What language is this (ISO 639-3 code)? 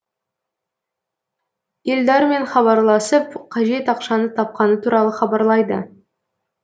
kaz